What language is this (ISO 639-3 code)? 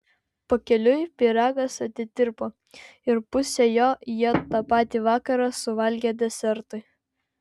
lit